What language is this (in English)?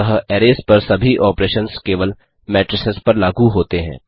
Hindi